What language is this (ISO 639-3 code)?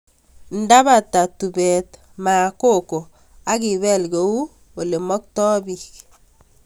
kln